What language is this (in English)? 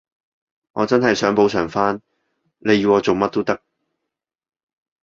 Cantonese